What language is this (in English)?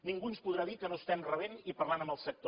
Catalan